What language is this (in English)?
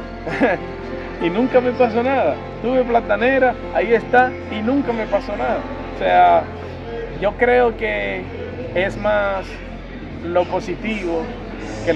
Spanish